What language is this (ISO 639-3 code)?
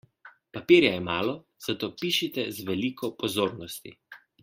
slv